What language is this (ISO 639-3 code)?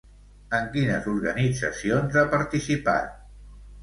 cat